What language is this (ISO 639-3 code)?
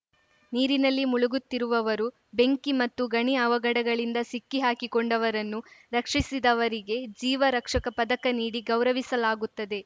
kan